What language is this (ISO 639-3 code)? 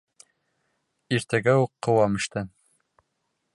bak